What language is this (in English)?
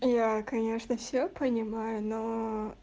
Russian